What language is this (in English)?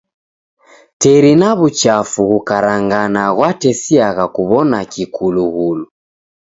Taita